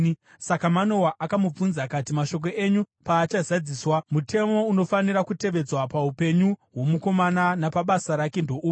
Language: Shona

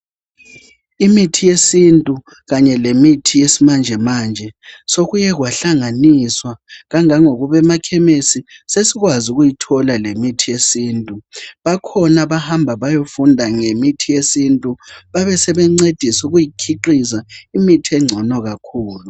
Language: North Ndebele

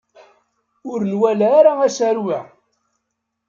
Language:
Kabyle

